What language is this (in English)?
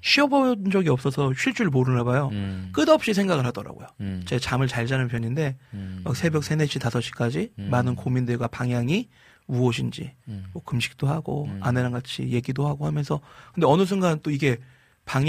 Korean